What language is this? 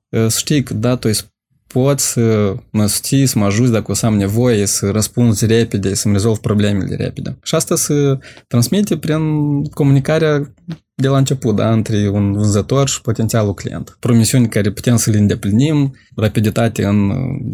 Romanian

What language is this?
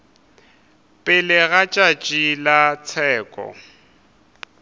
Northern Sotho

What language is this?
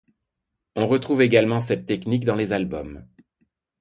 French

